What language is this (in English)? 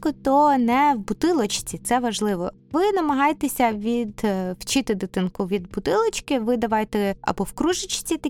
Ukrainian